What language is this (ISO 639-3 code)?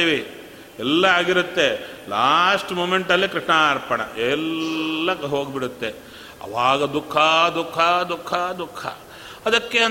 kan